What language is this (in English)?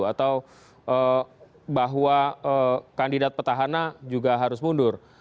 Indonesian